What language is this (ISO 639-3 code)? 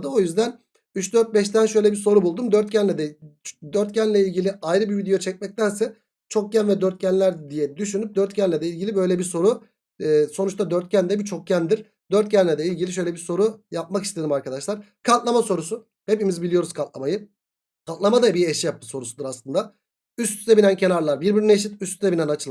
tur